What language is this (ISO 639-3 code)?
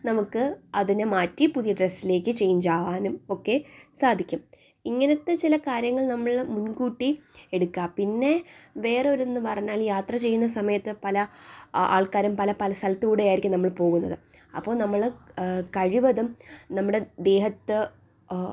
mal